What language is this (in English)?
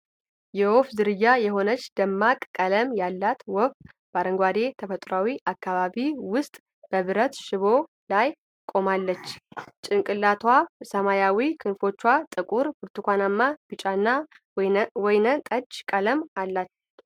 Amharic